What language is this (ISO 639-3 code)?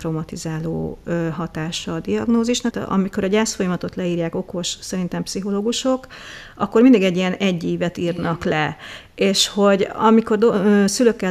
hun